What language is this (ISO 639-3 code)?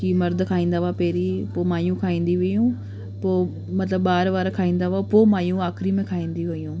snd